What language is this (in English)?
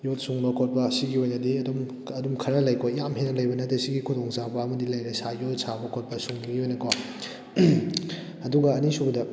Manipuri